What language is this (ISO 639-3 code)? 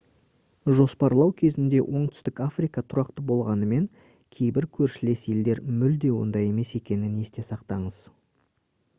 kaz